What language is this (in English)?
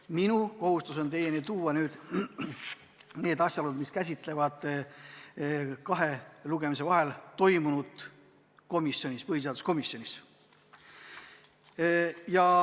Estonian